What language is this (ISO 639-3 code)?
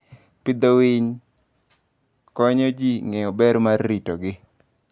luo